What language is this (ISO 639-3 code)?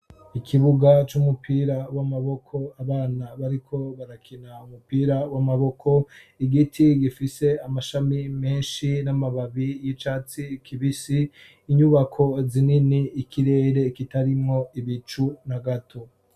run